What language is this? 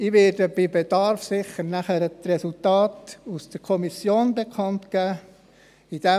Swiss German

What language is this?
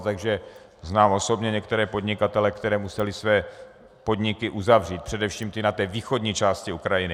Czech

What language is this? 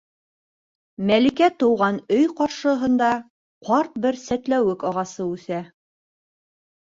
Bashkir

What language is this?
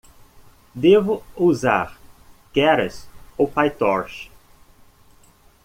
Portuguese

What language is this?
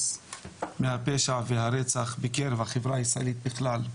Hebrew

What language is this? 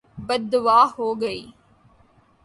Urdu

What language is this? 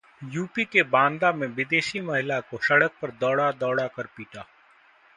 Hindi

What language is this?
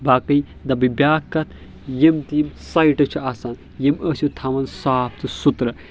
Kashmiri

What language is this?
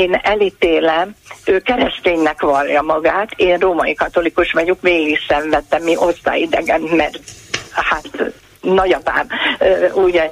Hungarian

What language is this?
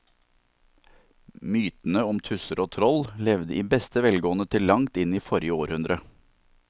Norwegian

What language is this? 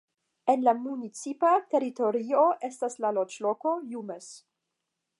Esperanto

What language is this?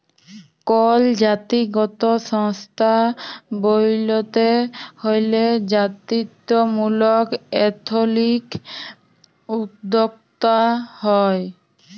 Bangla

